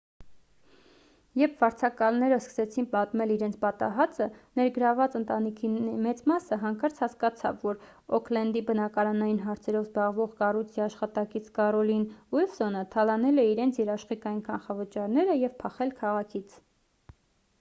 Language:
Armenian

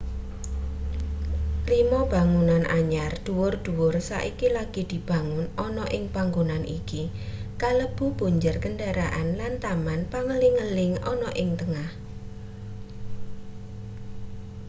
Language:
Javanese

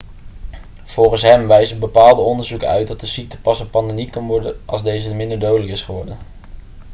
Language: Dutch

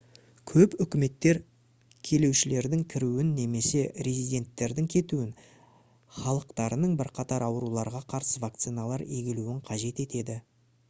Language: Kazakh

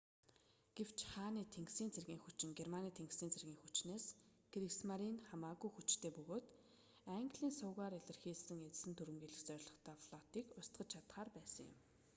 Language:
Mongolian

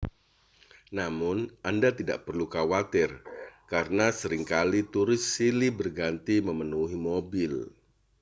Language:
Indonesian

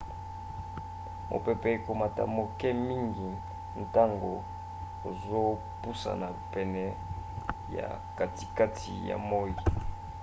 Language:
Lingala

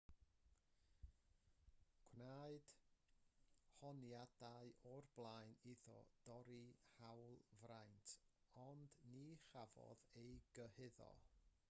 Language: Welsh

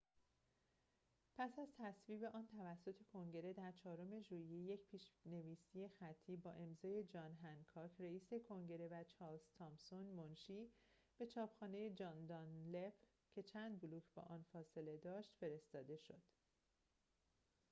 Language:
Persian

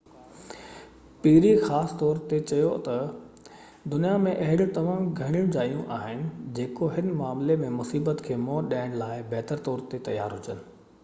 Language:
Sindhi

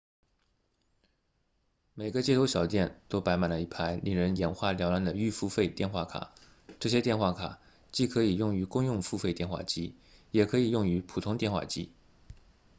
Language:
Chinese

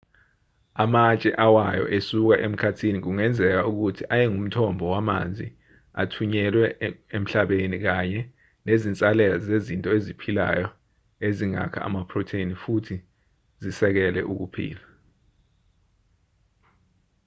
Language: Zulu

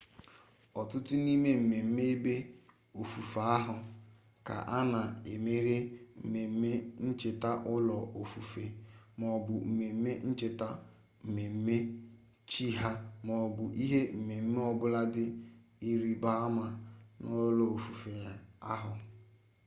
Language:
Igbo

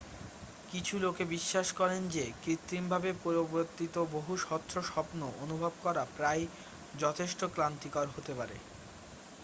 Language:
Bangla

